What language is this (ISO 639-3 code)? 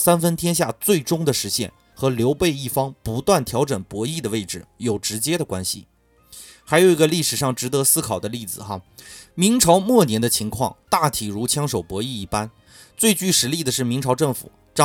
zho